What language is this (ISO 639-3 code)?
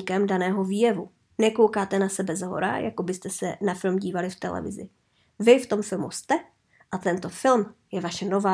ces